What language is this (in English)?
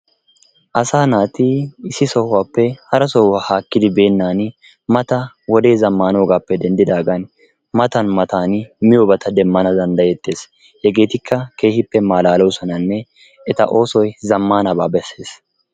Wolaytta